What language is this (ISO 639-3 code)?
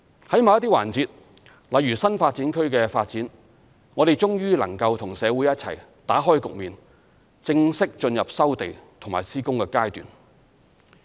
yue